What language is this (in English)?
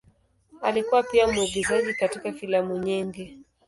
Swahili